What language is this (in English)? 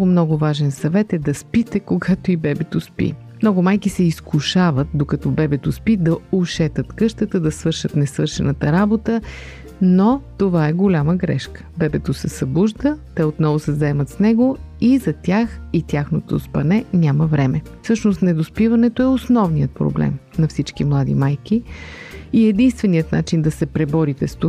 Bulgarian